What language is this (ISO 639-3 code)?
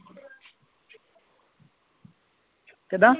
pan